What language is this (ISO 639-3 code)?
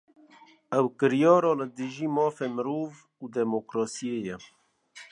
kur